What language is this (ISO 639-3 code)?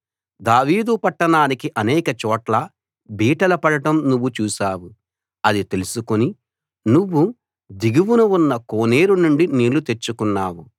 tel